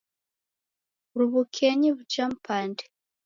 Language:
Taita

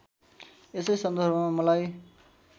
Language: Nepali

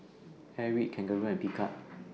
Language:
English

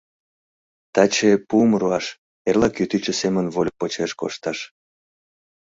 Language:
Mari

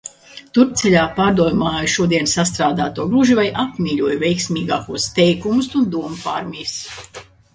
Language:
Latvian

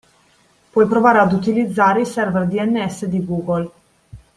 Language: Italian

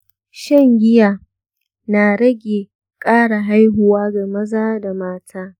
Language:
Hausa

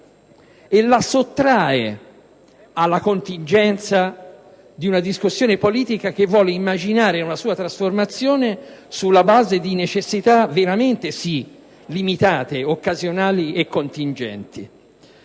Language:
Italian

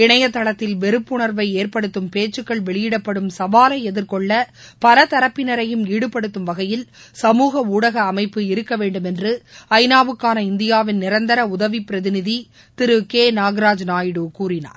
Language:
Tamil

